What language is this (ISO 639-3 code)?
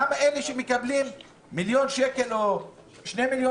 heb